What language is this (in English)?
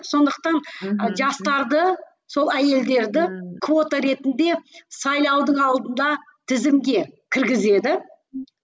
Kazakh